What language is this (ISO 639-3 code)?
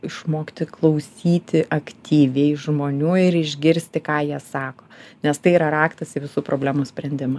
lit